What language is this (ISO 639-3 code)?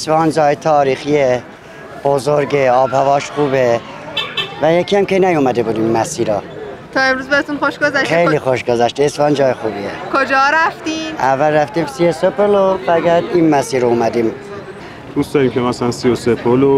fas